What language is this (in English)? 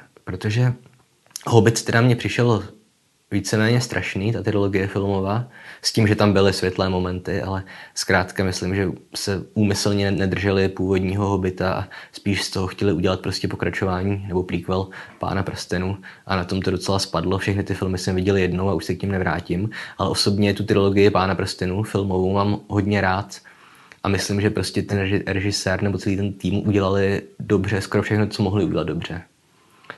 Czech